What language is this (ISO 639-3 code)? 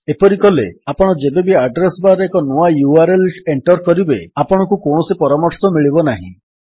ori